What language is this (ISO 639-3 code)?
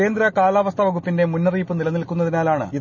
mal